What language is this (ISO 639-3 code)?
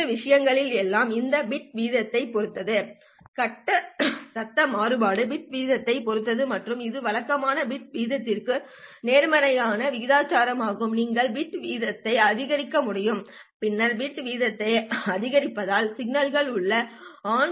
tam